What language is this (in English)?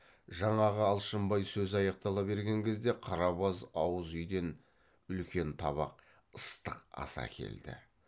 Kazakh